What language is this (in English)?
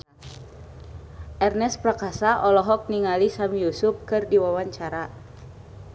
Sundanese